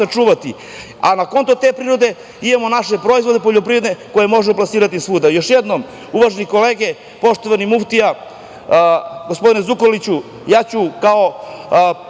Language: Serbian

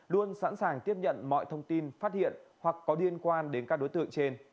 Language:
Vietnamese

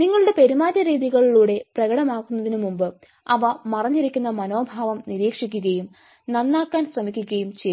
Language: Malayalam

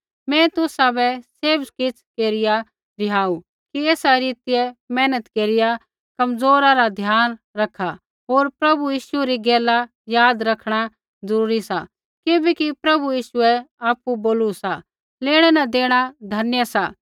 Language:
Kullu Pahari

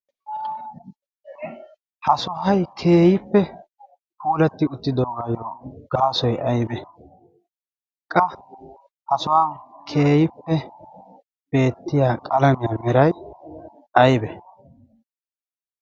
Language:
Wolaytta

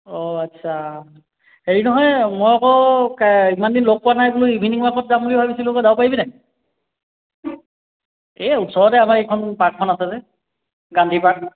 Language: Assamese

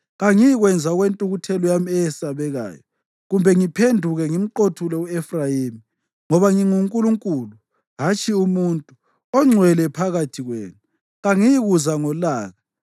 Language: North Ndebele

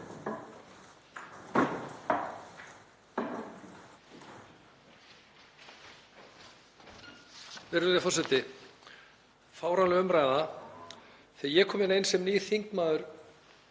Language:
Icelandic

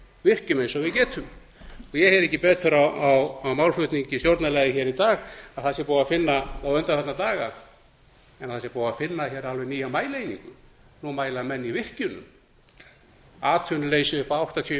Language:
Icelandic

